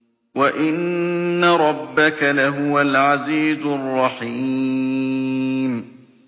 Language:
Arabic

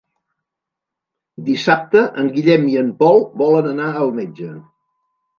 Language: Catalan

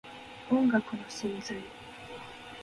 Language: Japanese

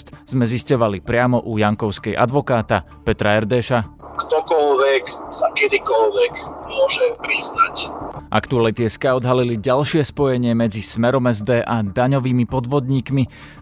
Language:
Slovak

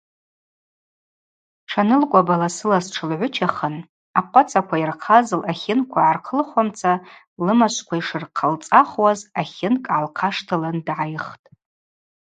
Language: Abaza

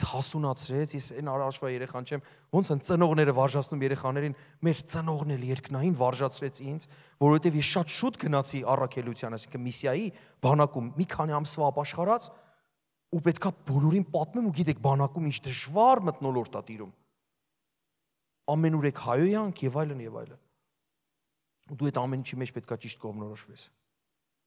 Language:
Turkish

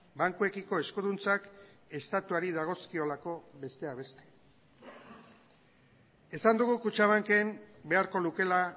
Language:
Basque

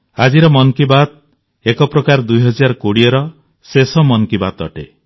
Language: Odia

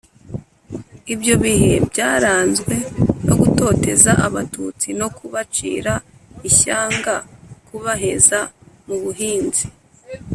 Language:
Kinyarwanda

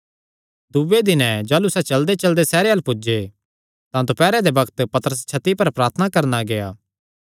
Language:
Kangri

